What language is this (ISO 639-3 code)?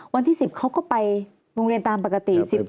tha